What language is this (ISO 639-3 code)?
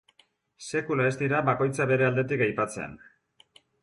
eus